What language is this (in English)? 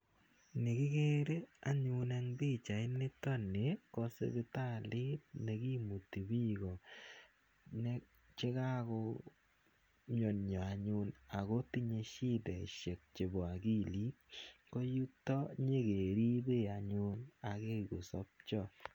Kalenjin